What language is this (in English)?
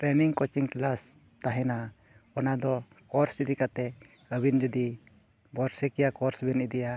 Santali